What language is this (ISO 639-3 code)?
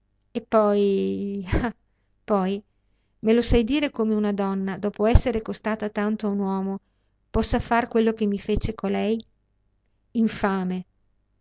ita